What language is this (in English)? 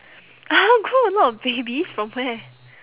English